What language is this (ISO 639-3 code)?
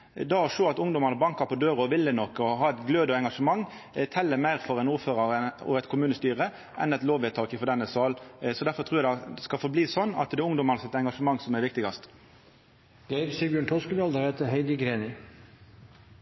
nno